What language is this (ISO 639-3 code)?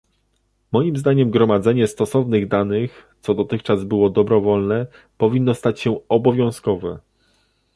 pol